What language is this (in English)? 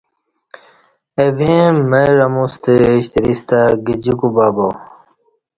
Kati